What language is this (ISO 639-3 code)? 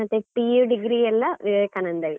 kan